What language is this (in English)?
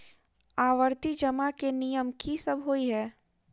Maithili